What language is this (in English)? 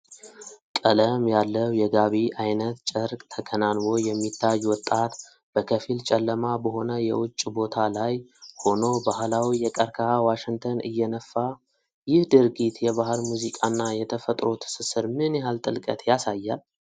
Amharic